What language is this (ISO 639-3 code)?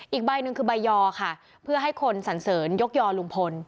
tha